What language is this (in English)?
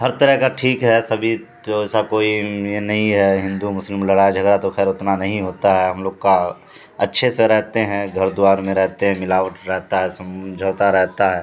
Urdu